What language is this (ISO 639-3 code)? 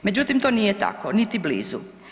hrv